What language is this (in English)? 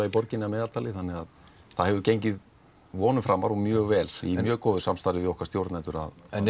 Icelandic